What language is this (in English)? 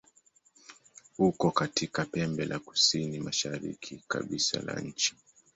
Swahili